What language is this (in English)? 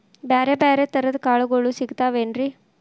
Kannada